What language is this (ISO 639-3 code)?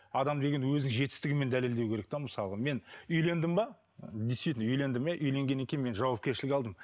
kaz